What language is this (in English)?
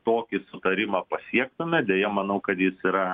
Lithuanian